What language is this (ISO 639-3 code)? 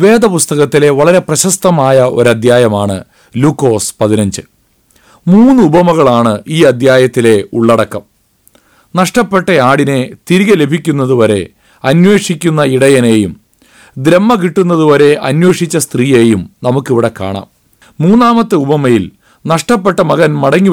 mal